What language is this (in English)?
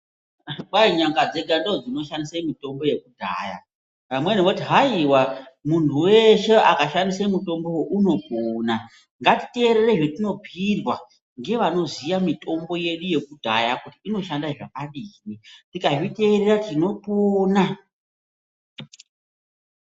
Ndau